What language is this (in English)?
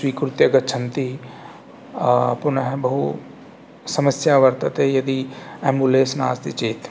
Sanskrit